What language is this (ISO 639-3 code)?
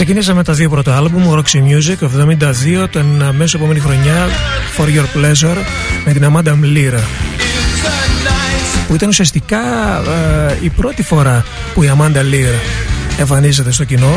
ell